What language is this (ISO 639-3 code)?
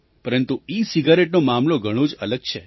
guj